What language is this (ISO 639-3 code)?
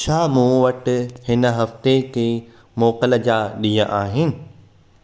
snd